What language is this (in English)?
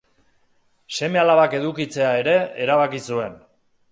Basque